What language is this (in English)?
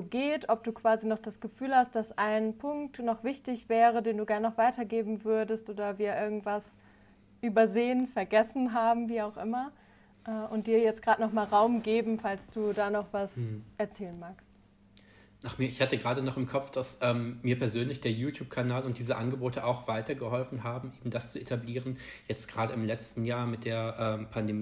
German